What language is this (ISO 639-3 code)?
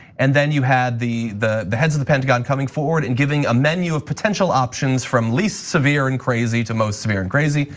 eng